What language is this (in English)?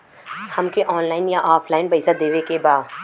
Bhojpuri